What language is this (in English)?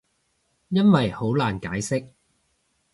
Cantonese